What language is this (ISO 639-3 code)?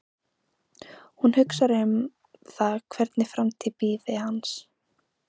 isl